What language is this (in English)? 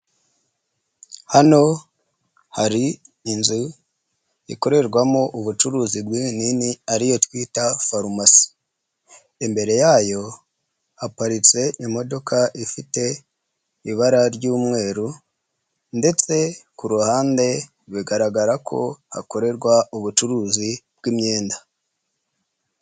Kinyarwanda